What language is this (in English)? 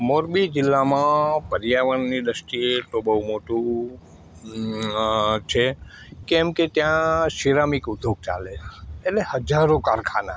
Gujarati